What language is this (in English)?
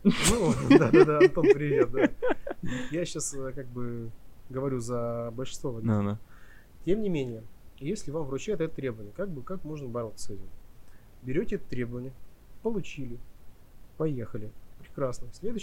Russian